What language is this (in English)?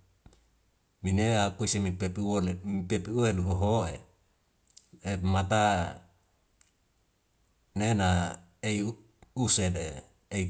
Wemale